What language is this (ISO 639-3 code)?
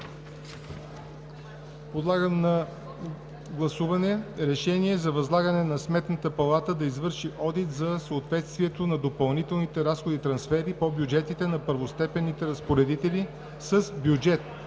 bul